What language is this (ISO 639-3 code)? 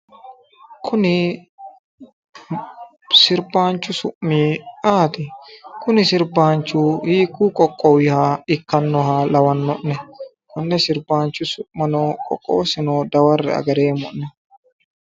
sid